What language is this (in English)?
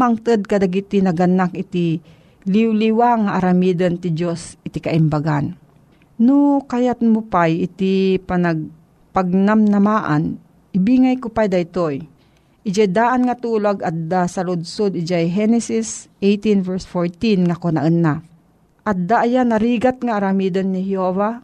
Filipino